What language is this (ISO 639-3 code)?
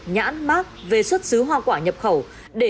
vie